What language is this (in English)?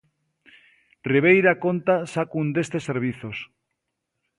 Galician